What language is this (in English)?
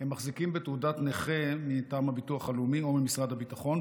Hebrew